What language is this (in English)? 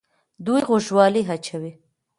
Pashto